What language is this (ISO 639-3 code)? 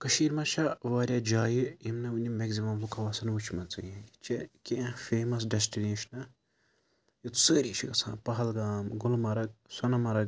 kas